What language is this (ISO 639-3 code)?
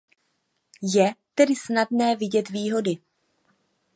ces